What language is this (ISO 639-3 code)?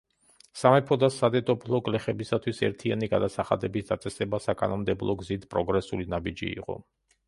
kat